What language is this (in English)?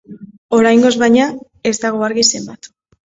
Basque